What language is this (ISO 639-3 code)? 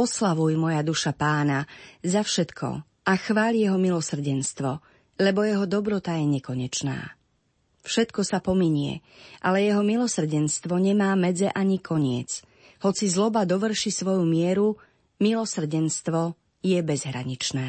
slk